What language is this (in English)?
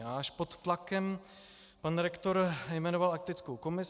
Czech